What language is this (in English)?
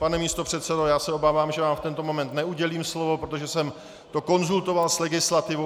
Czech